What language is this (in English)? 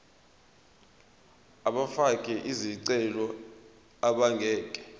Zulu